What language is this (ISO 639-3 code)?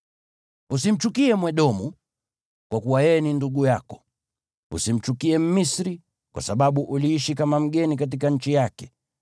swa